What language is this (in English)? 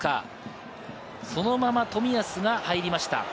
Japanese